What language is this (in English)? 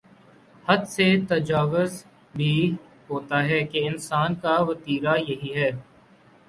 Urdu